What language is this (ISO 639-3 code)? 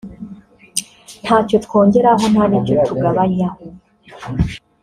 kin